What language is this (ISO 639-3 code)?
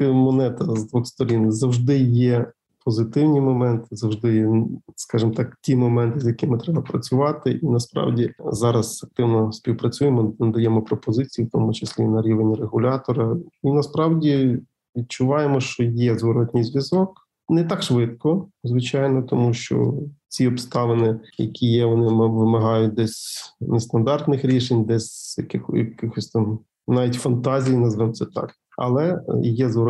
ukr